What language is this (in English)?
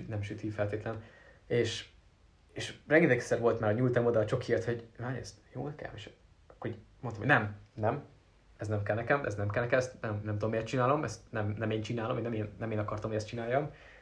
Hungarian